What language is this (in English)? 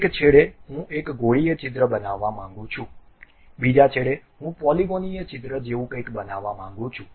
Gujarati